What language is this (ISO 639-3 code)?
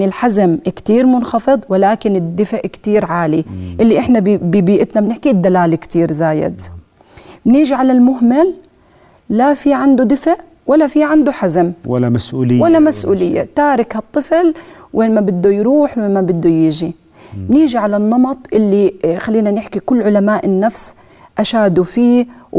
ara